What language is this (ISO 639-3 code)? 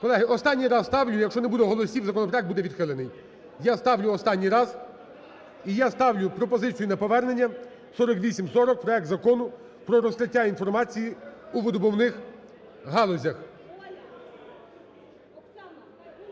ukr